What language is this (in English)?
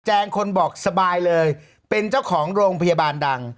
Thai